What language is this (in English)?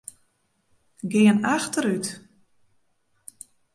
Western Frisian